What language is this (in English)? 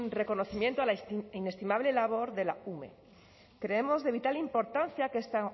Spanish